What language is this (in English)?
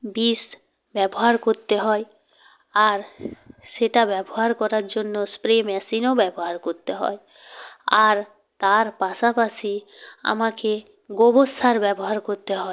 Bangla